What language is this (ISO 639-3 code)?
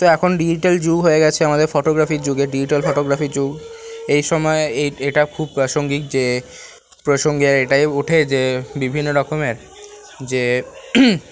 ben